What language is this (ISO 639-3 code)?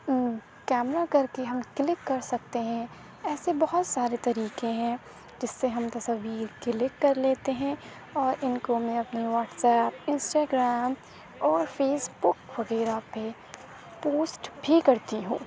urd